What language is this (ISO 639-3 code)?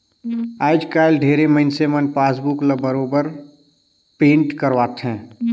hne